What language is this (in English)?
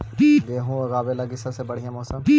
Magahi